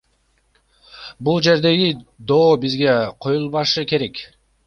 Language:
Kyrgyz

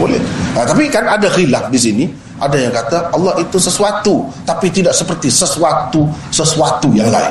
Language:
Malay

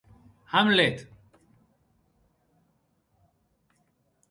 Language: Occitan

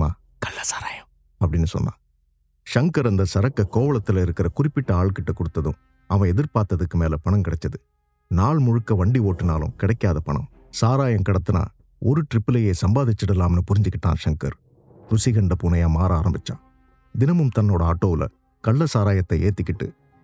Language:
Tamil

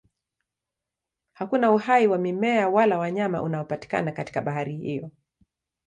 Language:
Swahili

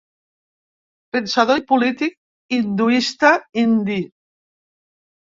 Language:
Catalan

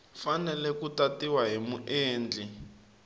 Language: Tsonga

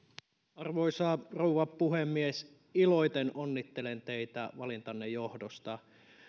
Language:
Finnish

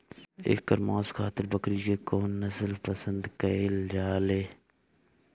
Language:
Bhojpuri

